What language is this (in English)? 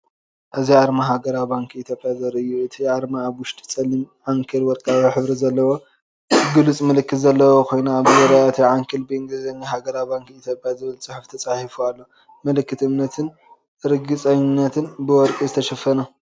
Tigrinya